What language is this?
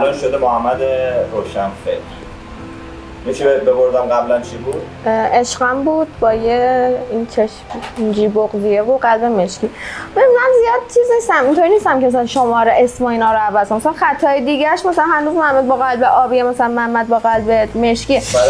Persian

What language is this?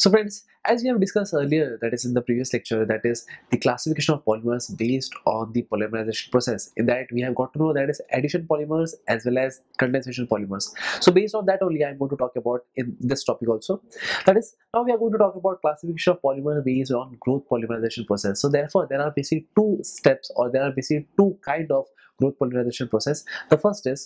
English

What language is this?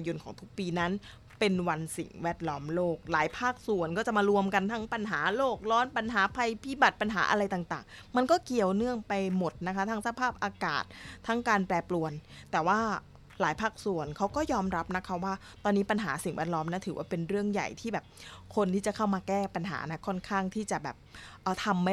Thai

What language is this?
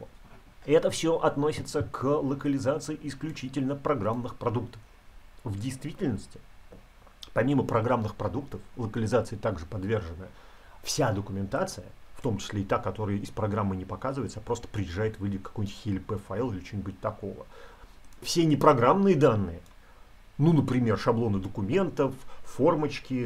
Russian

